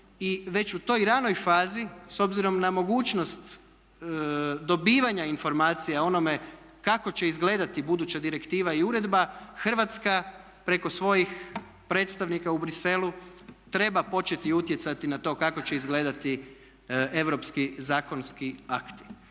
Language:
Croatian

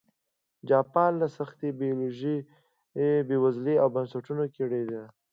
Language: Pashto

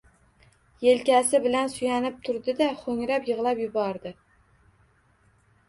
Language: Uzbek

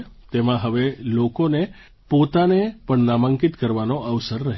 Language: Gujarati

